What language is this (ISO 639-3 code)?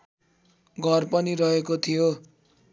nep